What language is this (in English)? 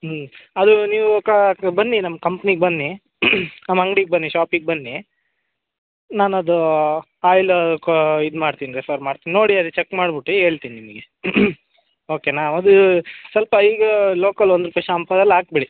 Kannada